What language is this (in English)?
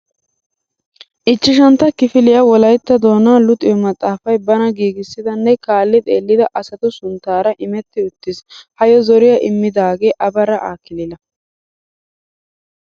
Wolaytta